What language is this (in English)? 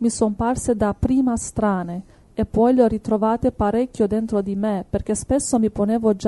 Italian